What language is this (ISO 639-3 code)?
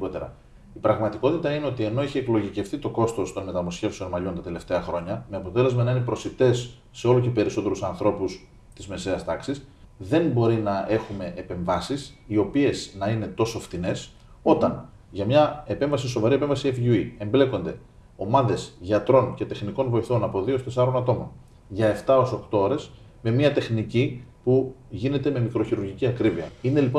ell